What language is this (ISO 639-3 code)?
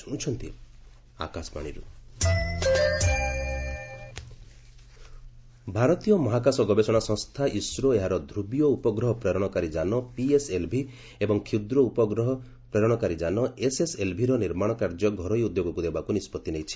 ori